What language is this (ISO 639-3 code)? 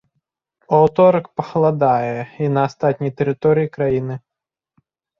bel